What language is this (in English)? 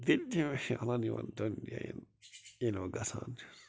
Kashmiri